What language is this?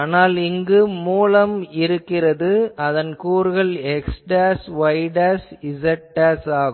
Tamil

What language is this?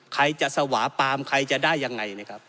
Thai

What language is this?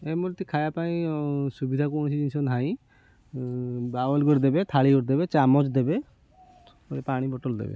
Odia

